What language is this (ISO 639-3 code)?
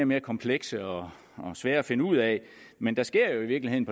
dan